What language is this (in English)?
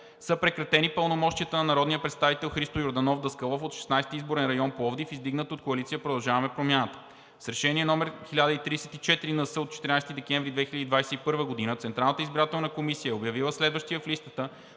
Bulgarian